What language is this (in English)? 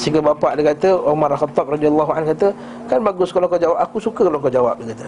Malay